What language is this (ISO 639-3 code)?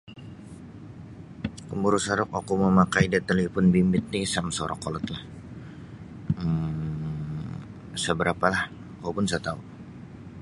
bsy